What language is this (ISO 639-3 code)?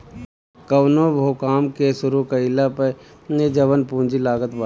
bho